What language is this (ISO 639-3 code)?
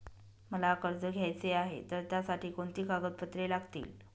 mar